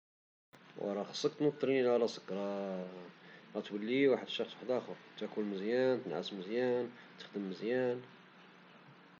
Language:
Moroccan Arabic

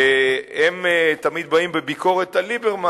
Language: Hebrew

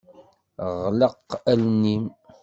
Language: Kabyle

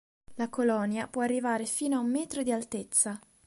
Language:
Italian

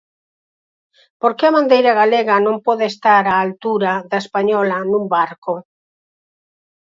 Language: Galician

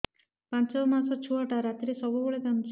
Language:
Odia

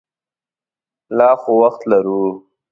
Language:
Pashto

